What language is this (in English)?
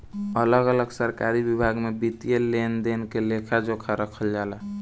Bhojpuri